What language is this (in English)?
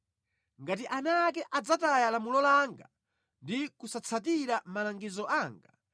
Nyanja